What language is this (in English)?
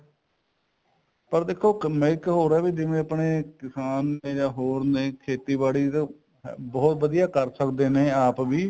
Punjabi